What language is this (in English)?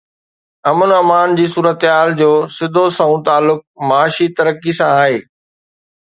Sindhi